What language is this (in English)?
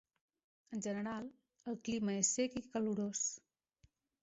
Catalan